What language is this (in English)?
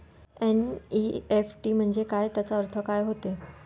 Marathi